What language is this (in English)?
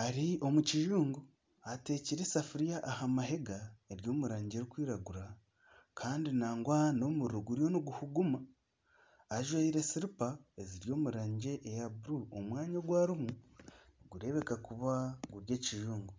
Nyankole